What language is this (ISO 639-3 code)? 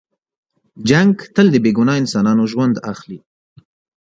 pus